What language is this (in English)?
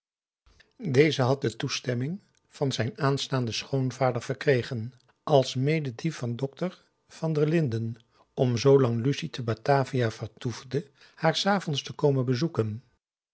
Dutch